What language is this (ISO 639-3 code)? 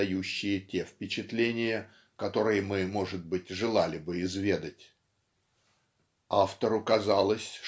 rus